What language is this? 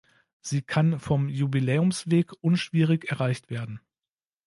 German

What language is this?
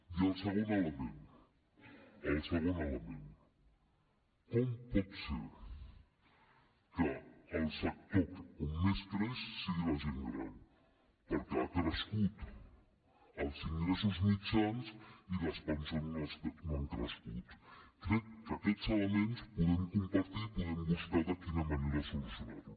Catalan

